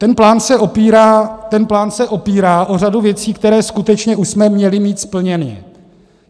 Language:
Czech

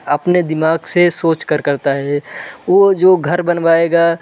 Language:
Hindi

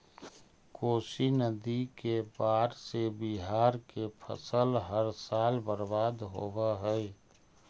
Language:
Magahi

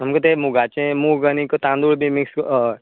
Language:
Konkani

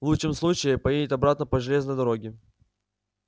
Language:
Russian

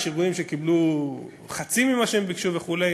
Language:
Hebrew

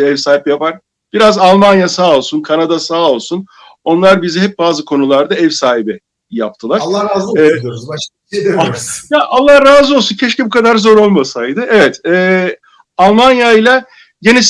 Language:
Turkish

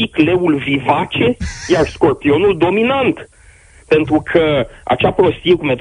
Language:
Romanian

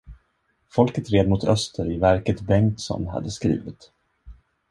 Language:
Swedish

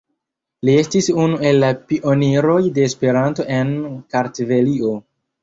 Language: Esperanto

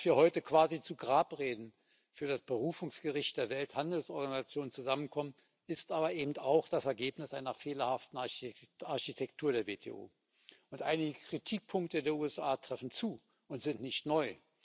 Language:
German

